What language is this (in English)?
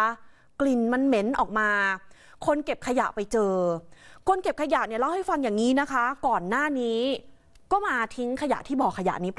Thai